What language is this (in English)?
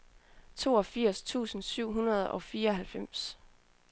Danish